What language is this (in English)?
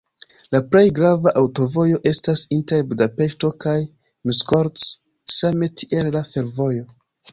Esperanto